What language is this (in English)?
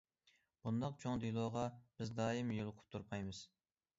Uyghur